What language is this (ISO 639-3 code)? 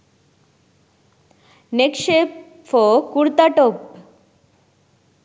sin